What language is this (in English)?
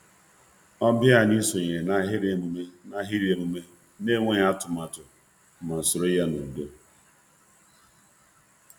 Igbo